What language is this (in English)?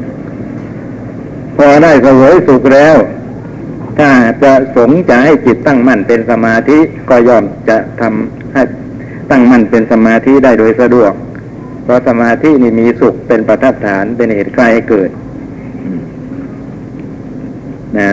Thai